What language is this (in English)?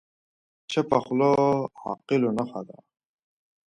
Pashto